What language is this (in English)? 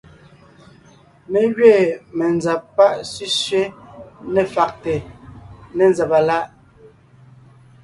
Ngiemboon